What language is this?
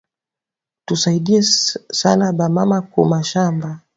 Swahili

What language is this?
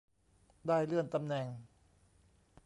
Thai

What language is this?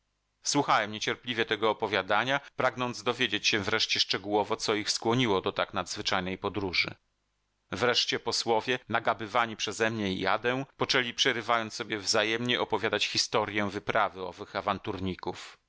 Polish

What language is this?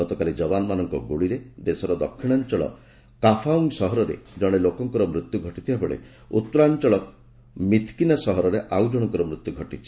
Odia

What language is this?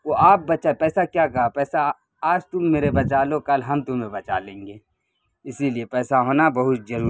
Urdu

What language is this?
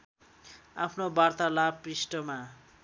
Nepali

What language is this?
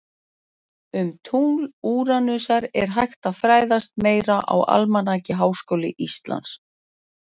Icelandic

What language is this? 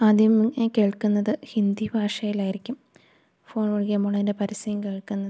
Malayalam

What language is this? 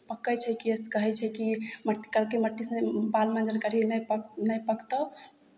Maithili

